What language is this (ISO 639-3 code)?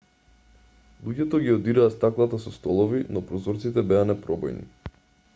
mkd